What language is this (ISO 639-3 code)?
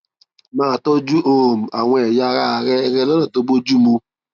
yor